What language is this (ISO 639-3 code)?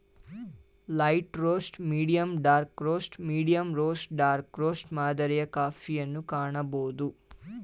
kan